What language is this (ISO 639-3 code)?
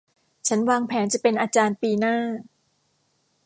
tha